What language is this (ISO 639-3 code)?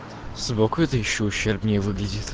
rus